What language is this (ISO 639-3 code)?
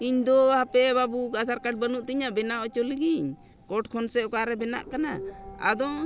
sat